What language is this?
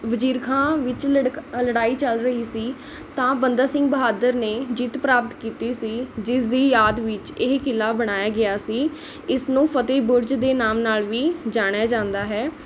Punjabi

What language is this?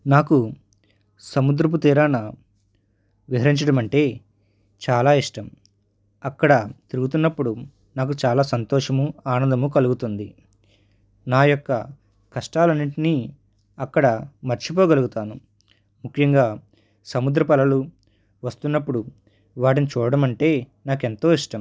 Telugu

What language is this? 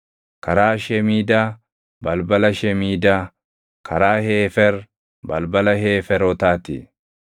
Oromo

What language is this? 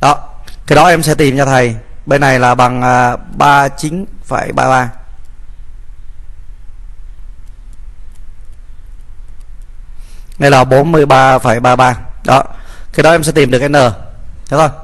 Vietnamese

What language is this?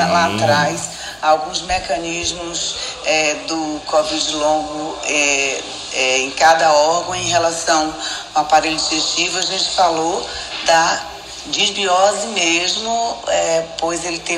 Portuguese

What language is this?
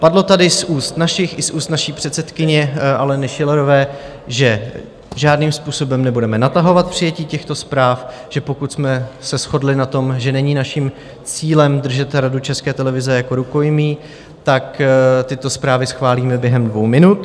Czech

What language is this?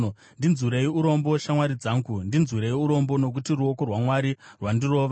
Shona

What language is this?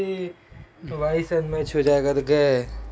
Chhattisgarhi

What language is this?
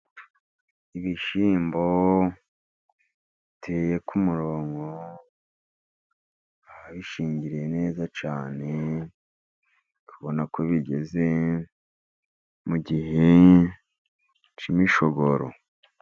Kinyarwanda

